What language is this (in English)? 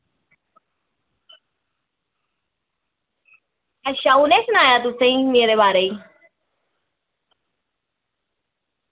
Dogri